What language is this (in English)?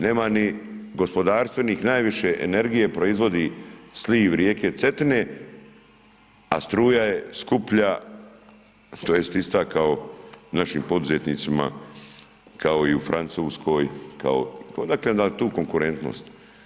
Croatian